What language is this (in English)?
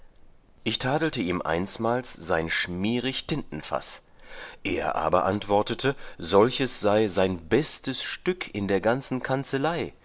German